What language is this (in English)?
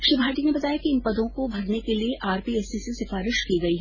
Hindi